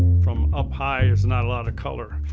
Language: English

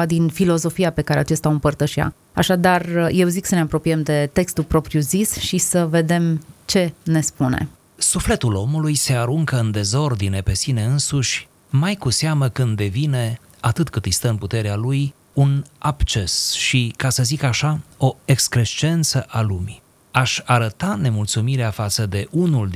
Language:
Romanian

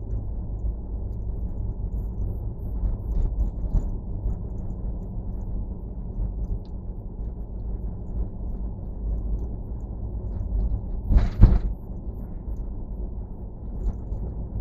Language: Finnish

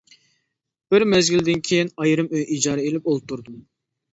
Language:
Uyghur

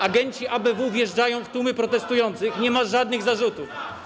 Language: Polish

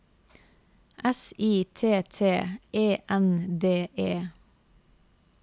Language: Norwegian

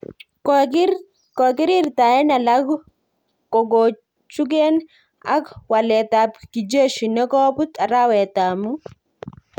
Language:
Kalenjin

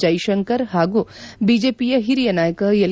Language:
Kannada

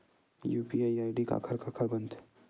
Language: Chhattisgarhi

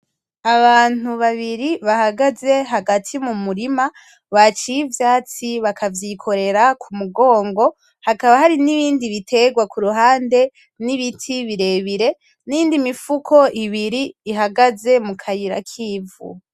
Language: Rundi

